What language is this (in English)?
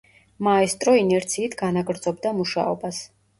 Georgian